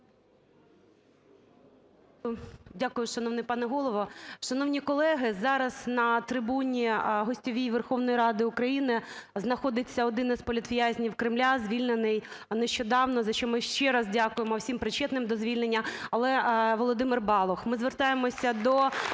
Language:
Ukrainian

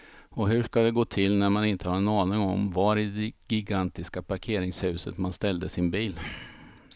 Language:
Swedish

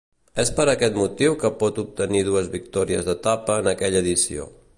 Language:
Catalan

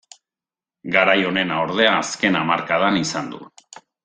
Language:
Basque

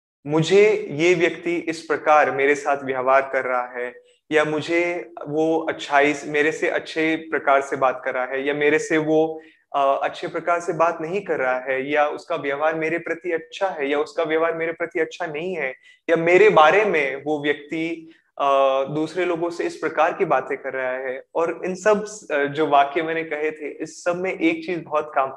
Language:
Hindi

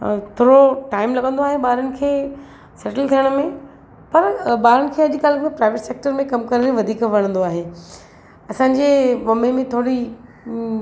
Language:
Sindhi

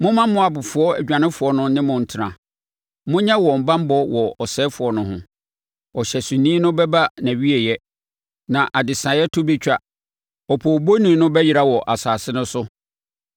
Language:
Akan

